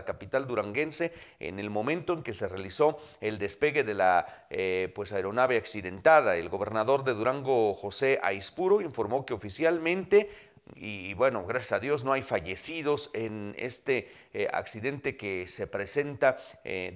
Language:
Spanish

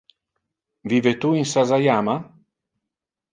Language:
Interlingua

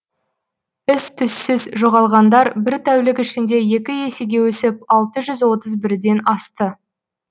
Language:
Kazakh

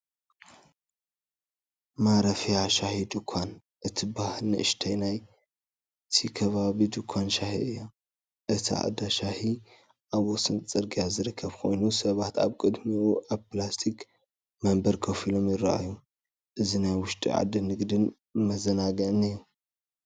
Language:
Tigrinya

